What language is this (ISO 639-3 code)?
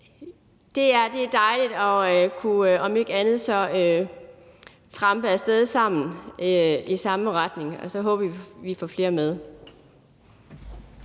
dan